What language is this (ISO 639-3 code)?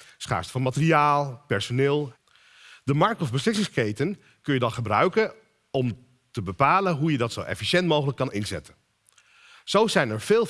nld